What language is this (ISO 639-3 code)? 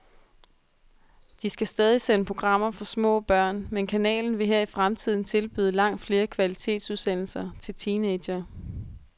dan